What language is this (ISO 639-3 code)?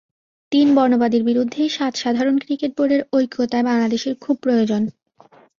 ben